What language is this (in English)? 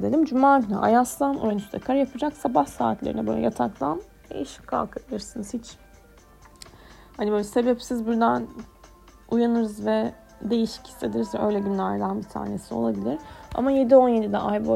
Turkish